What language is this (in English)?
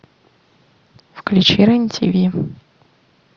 Russian